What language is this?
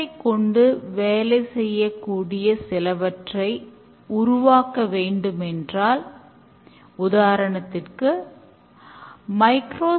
Tamil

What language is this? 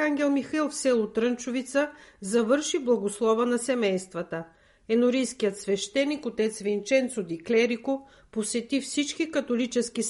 Bulgarian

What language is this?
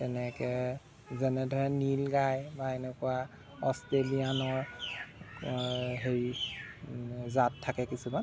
Assamese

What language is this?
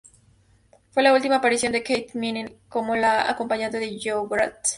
Spanish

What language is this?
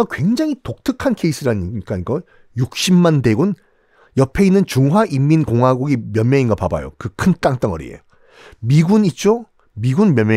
Korean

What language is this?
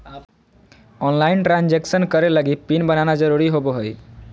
Magahi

